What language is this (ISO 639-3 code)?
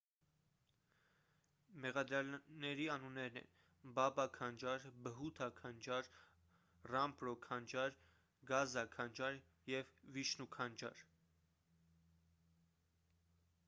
hye